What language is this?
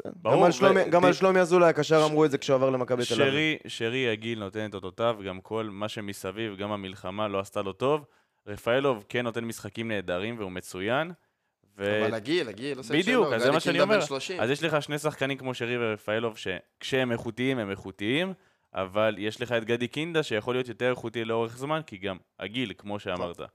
Hebrew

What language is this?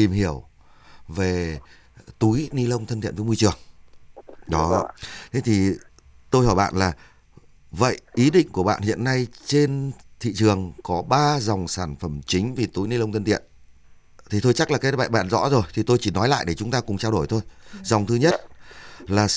Vietnamese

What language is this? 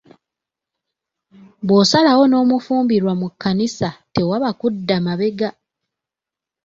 Ganda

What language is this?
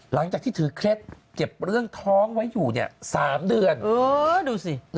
Thai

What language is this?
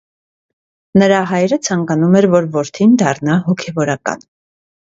Armenian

